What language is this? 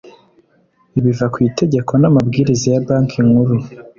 Kinyarwanda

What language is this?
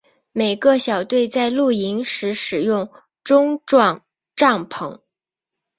Chinese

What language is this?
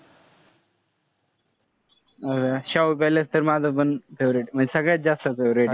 Marathi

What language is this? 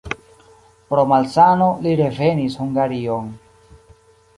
Esperanto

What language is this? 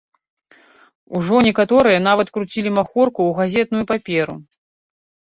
Belarusian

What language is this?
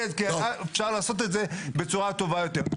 Hebrew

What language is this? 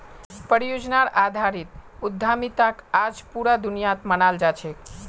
Magahi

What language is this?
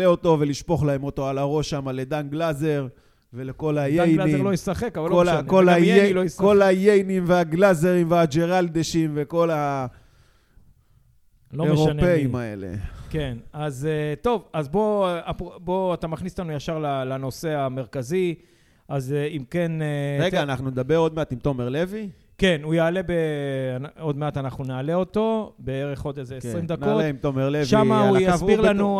Hebrew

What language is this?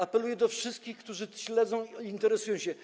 Polish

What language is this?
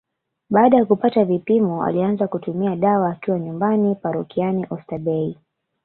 Swahili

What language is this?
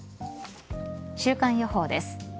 Japanese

